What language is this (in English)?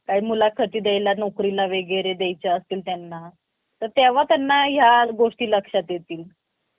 Marathi